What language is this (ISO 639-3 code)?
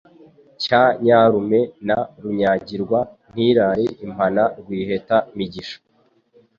kin